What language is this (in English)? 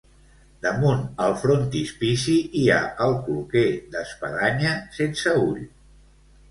Catalan